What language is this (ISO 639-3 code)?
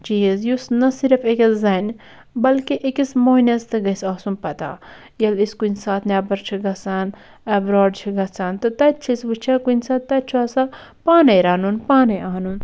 kas